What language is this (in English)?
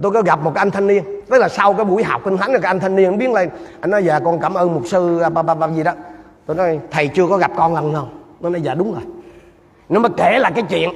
Vietnamese